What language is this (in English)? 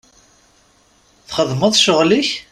Kabyle